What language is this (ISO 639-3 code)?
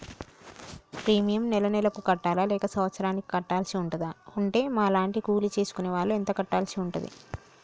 tel